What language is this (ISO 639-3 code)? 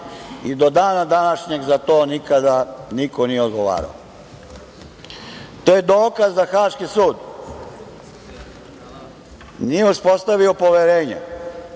srp